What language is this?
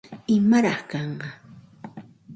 Santa Ana de Tusi Pasco Quechua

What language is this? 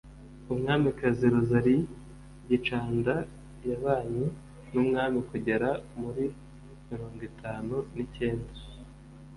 Kinyarwanda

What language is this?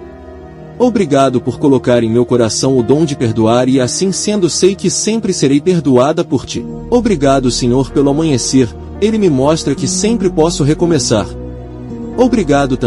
Portuguese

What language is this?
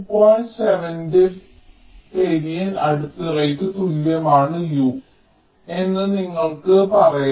Malayalam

